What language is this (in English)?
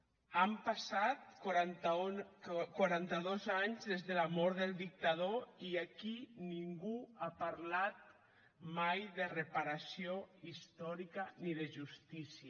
Catalan